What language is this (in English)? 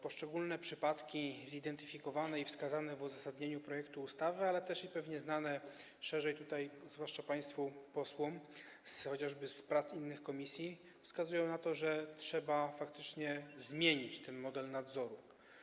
Polish